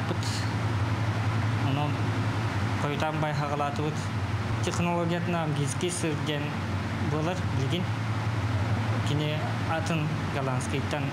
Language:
Turkish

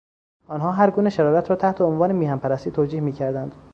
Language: Persian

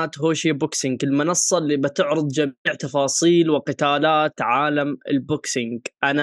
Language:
Arabic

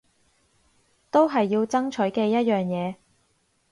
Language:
Cantonese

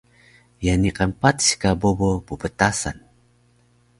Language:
Taroko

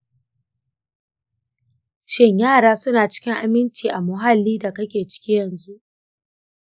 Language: Hausa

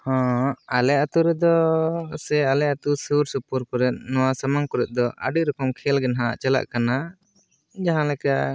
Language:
Santali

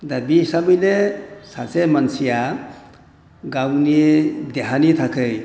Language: Bodo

